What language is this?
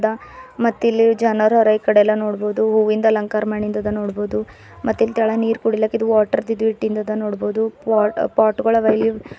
Kannada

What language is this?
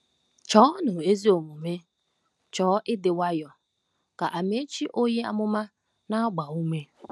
Igbo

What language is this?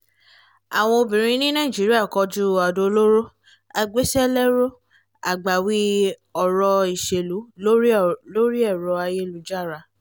Yoruba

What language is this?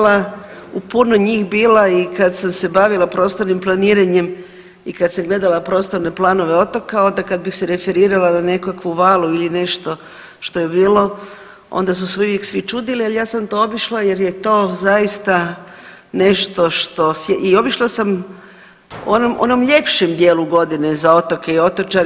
Croatian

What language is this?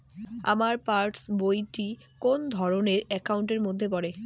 Bangla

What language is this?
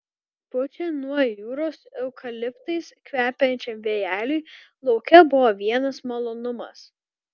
Lithuanian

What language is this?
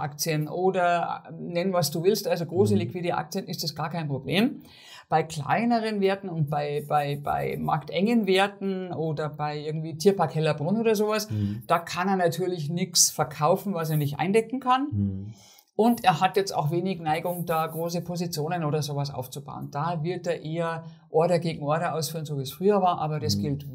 German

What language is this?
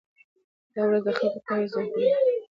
Pashto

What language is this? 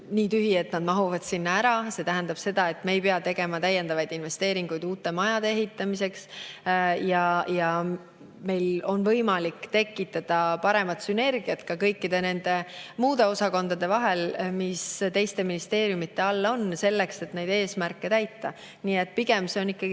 Estonian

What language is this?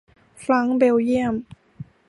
Thai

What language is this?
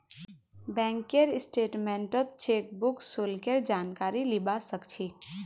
Magahi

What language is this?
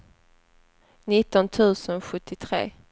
Swedish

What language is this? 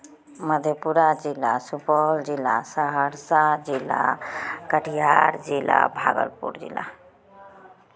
Maithili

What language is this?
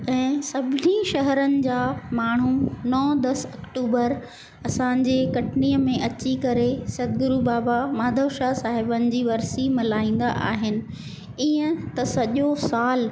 Sindhi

